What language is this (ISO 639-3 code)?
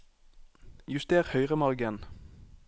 nor